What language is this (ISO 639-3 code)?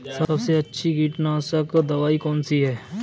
hin